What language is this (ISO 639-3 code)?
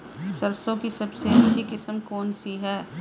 hin